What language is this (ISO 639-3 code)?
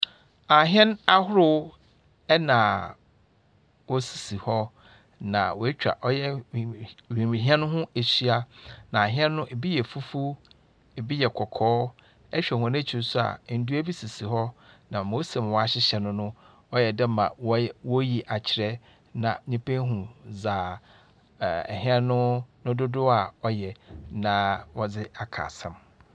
aka